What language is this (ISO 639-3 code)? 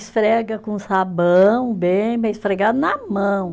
por